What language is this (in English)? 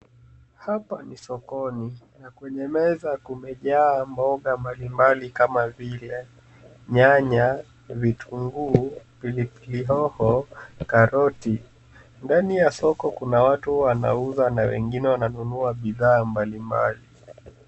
Swahili